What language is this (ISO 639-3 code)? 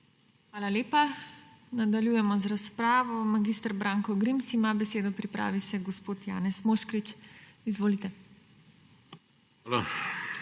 slv